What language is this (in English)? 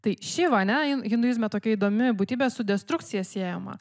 Lithuanian